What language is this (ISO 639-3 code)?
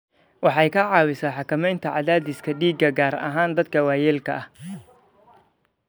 som